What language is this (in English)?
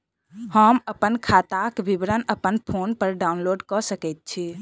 Maithili